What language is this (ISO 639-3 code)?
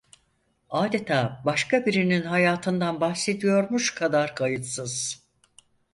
tur